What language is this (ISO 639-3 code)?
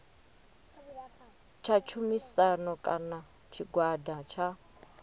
ven